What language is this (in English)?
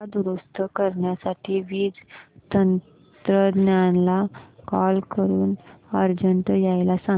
Marathi